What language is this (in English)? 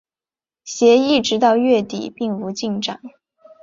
Chinese